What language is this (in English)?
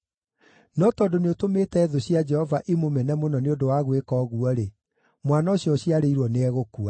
Kikuyu